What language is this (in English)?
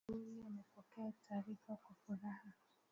Swahili